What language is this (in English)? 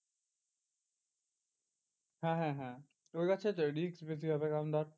Bangla